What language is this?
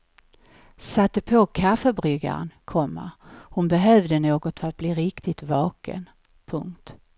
Swedish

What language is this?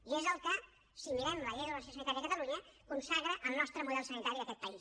Catalan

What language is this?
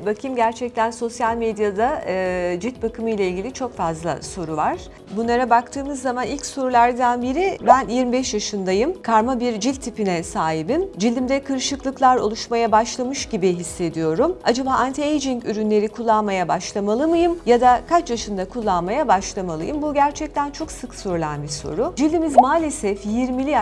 Turkish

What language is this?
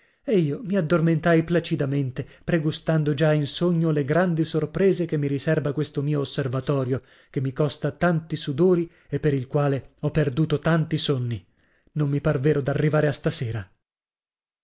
Italian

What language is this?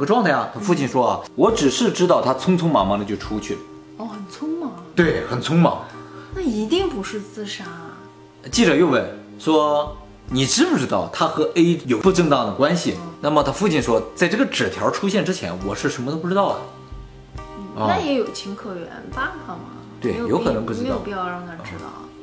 Chinese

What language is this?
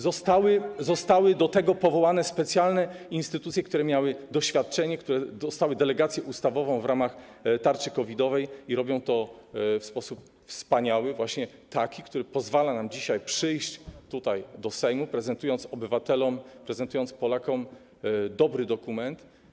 Polish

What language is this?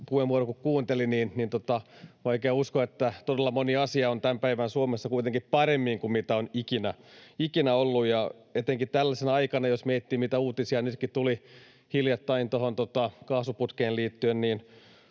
Finnish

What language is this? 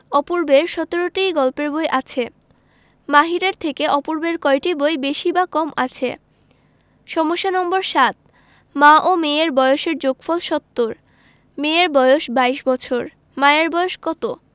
Bangla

